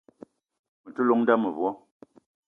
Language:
Eton (Cameroon)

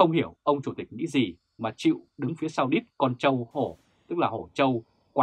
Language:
Vietnamese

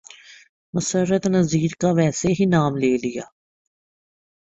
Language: Urdu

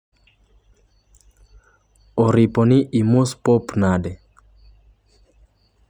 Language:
Luo (Kenya and Tanzania)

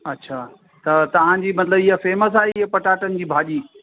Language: Sindhi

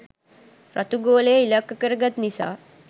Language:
Sinhala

